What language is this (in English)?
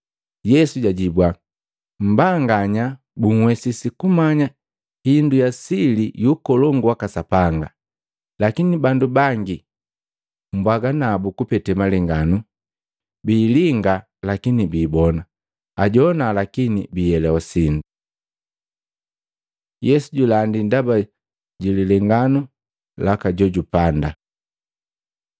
Matengo